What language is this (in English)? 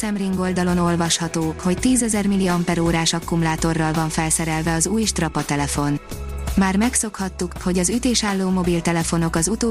Hungarian